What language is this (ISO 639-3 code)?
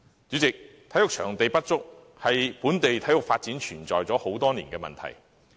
yue